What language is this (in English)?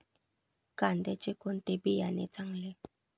Marathi